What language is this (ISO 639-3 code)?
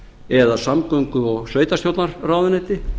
isl